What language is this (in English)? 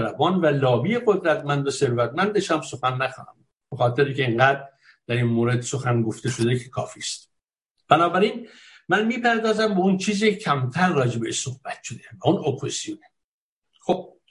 Persian